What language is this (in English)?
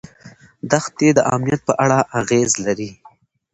Pashto